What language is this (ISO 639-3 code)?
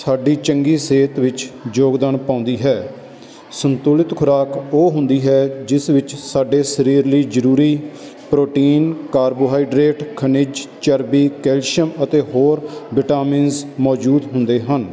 pan